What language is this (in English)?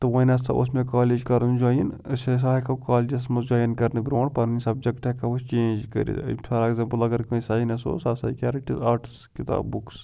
Kashmiri